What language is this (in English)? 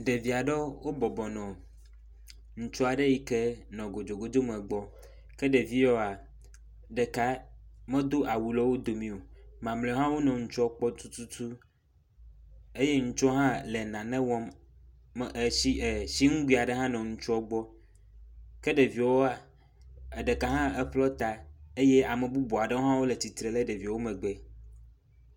Ewe